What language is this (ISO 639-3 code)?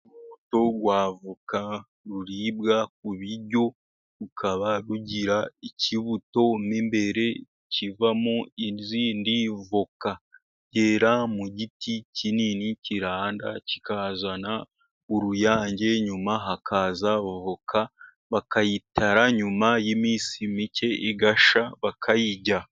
kin